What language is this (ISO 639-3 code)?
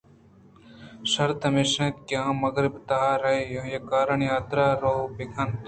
bgp